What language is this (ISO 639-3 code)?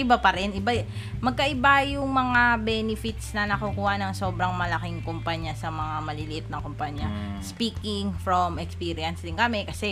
fil